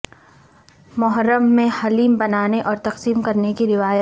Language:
Urdu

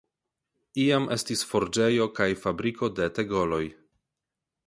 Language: Esperanto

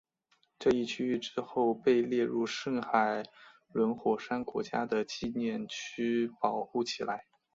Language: Chinese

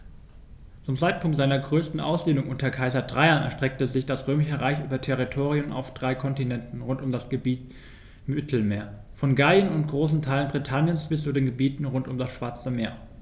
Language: German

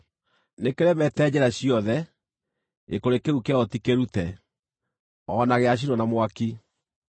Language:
Kikuyu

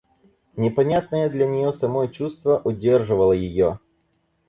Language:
Russian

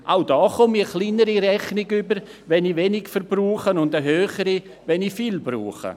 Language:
Swiss German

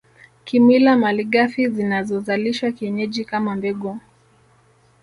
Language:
Swahili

